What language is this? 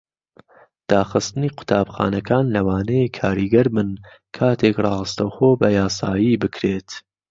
Central Kurdish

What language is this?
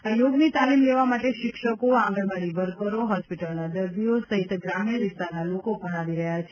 Gujarati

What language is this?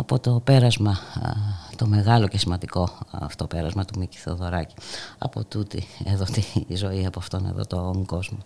Greek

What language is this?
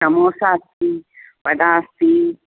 Sanskrit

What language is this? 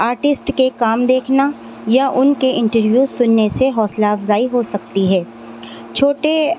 Urdu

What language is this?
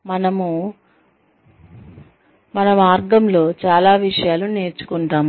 Telugu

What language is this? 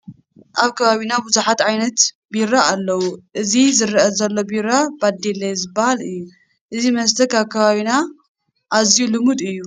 Tigrinya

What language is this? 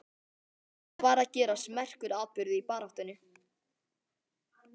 Icelandic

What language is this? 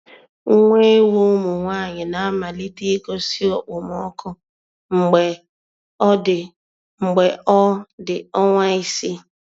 Igbo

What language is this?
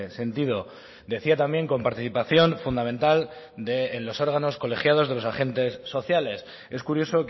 Spanish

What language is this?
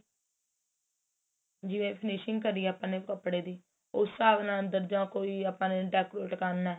Punjabi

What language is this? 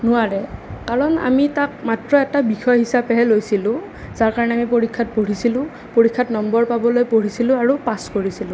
Assamese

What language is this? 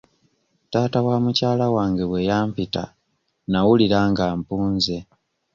Ganda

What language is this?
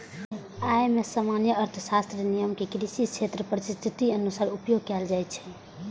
Maithili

